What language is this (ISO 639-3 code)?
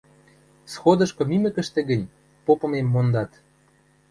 mrj